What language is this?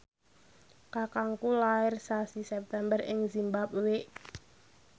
Javanese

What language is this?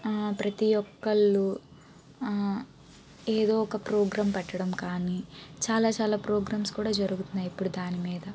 Telugu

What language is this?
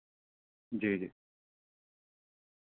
Urdu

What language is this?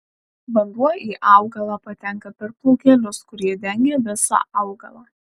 Lithuanian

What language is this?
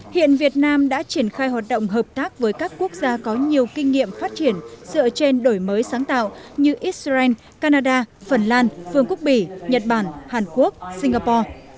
Vietnamese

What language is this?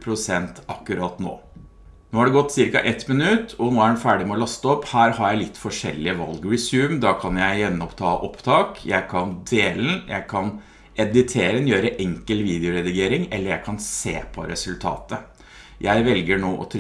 Norwegian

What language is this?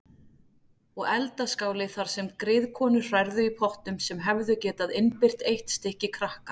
Icelandic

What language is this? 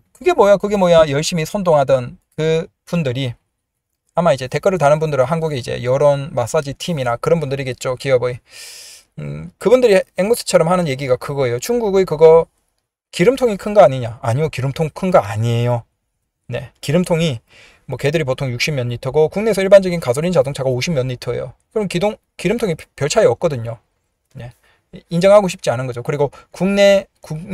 Korean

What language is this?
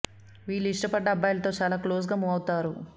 Telugu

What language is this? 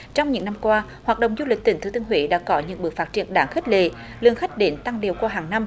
Vietnamese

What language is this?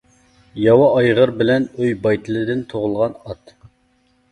Uyghur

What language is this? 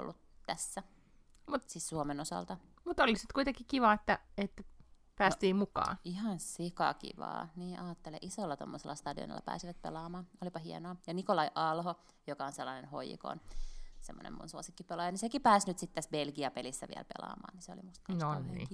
Finnish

